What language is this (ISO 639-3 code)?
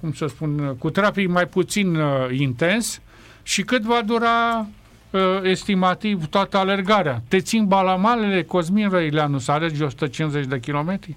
ron